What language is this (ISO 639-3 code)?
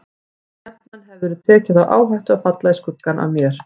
isl